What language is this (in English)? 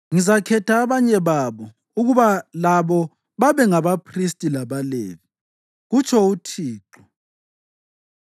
North Ndebele